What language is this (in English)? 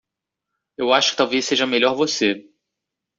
Portuguese